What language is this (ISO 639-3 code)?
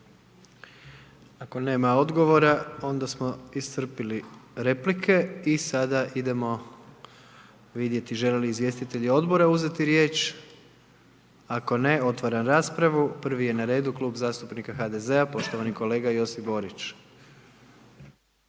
hrv